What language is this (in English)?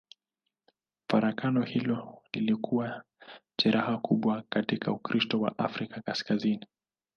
Swahili